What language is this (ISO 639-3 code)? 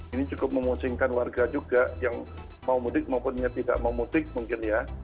ind